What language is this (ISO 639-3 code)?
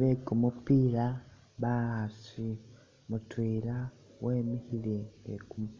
myx